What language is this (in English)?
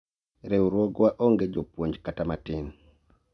Luo (Kenya and Tanzania)